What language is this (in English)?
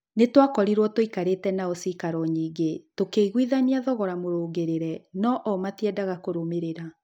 Kikuyu